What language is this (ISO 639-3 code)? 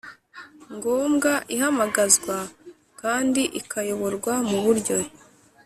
kin